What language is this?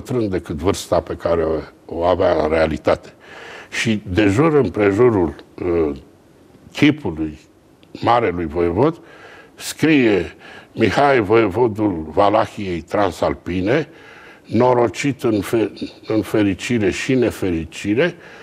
Romanian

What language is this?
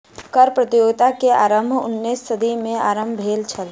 Maithili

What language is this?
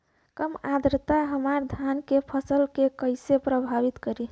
Bhojpuri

